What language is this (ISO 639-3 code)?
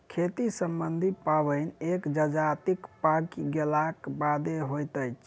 mai